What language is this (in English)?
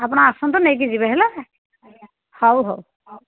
Odia